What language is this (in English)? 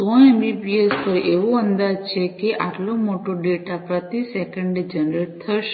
Gujarati